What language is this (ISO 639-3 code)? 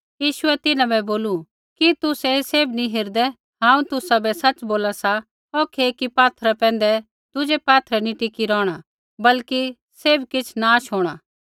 kfx